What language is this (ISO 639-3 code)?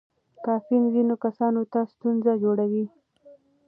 pus